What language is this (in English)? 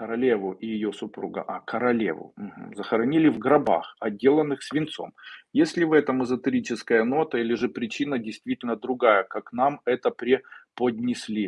Russian